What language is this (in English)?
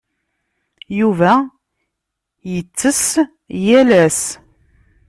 Kabyle